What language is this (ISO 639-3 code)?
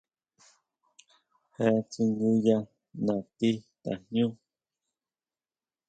mau